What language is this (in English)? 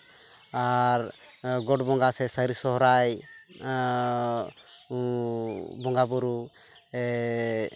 Santali